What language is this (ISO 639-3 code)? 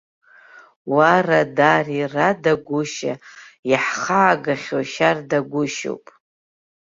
abk